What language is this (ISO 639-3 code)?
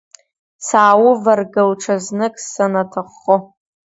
abk